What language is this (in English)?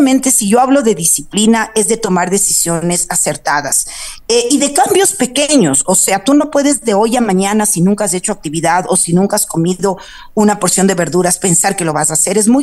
Spanish